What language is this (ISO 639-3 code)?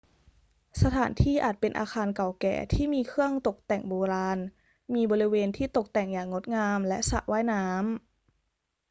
tha